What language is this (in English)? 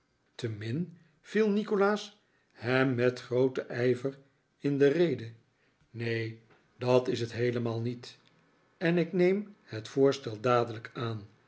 Dutch